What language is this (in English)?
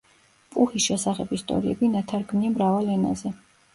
Georgian